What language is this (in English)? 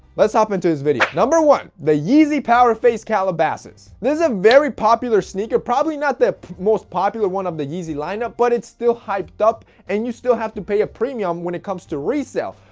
English